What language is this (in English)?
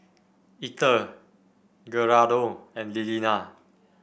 English